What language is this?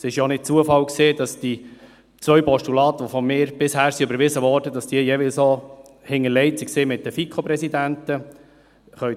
Swiss German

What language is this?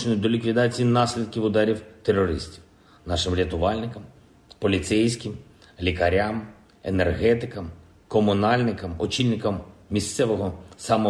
Ukrainian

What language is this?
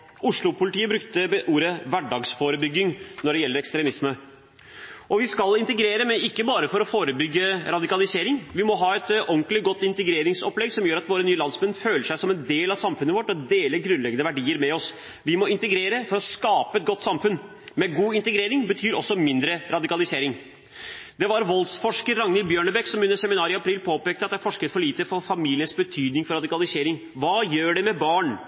Norwegian Bokmål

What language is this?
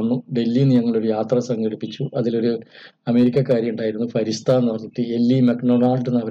Malayalam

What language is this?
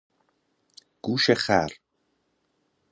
Persian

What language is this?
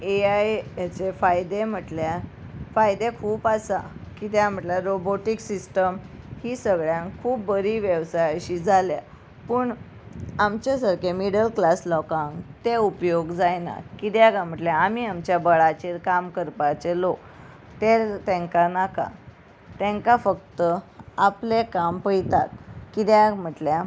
Konkani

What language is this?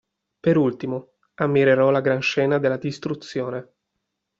Italian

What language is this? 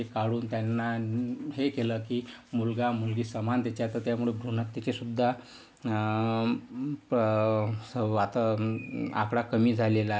Marathi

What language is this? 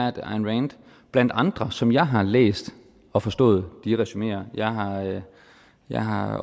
Danish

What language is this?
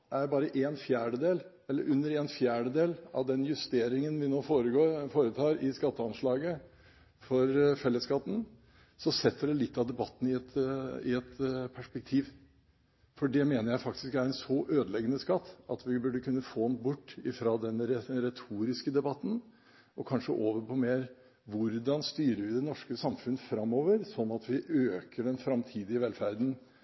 Norwegian Bokmål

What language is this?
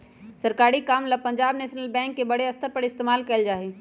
Magahi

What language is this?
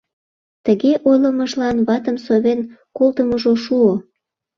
Mari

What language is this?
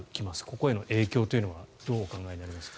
Japanese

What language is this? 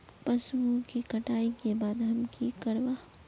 Magahi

